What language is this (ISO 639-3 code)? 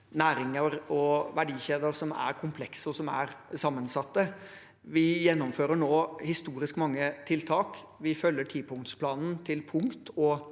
nor